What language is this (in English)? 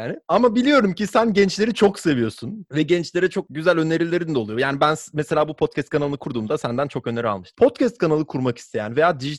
Turkish